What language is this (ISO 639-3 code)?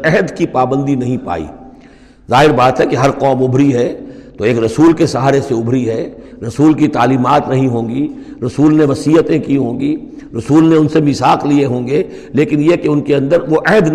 urd